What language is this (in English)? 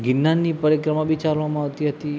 Gujarati